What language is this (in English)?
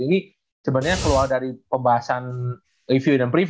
Indonesian